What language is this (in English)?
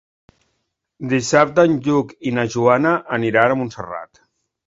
Catalan